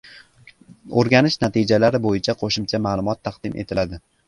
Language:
Uzbek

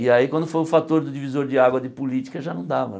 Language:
Portuguese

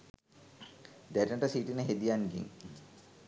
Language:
Sinhala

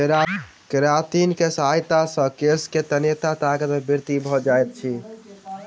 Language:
Maithili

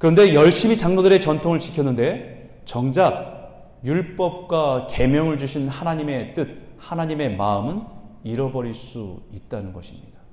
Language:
Korean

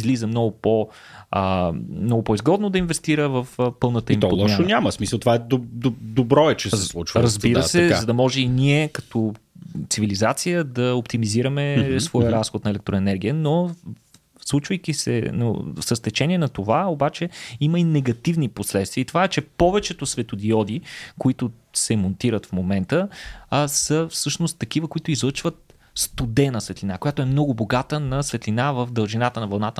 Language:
Bulgarian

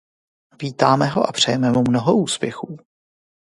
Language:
Czech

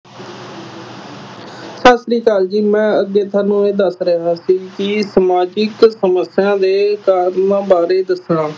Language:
Punjabi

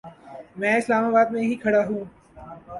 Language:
Urdu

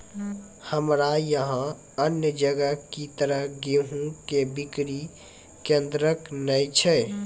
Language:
Maithili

